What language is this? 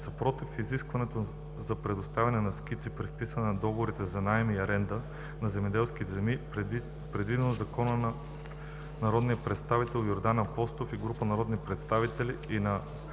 Bulgarian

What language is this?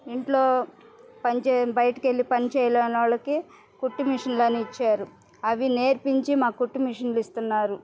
Telugu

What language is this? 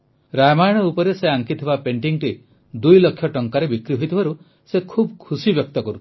Odia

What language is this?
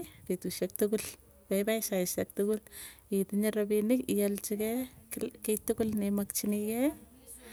Tugen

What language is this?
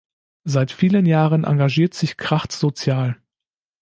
German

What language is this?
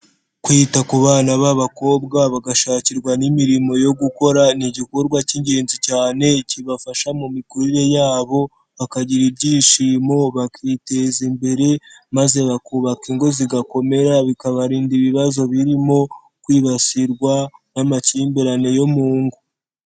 Kinyarwanda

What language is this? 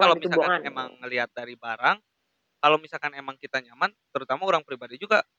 Indonesian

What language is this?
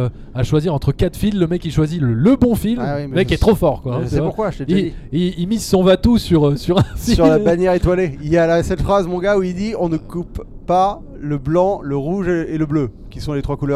French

